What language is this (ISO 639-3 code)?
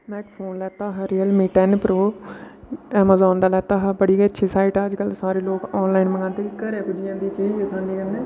doi